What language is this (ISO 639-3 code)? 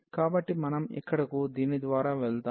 tel